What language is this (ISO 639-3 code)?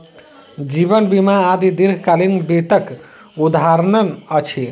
mai